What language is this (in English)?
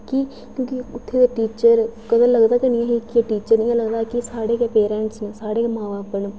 Dogri